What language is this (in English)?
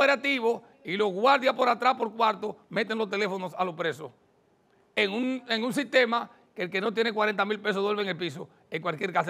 Spanish